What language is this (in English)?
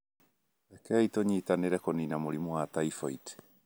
Kikuyu